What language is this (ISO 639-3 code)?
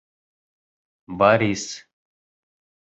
bak